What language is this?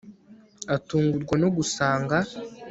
Kinyarwanda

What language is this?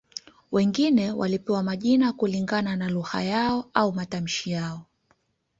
Swahili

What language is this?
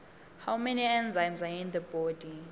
Swati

